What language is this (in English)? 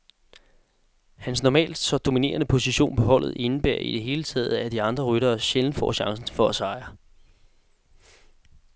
Danish